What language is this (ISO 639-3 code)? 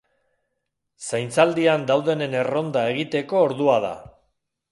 eus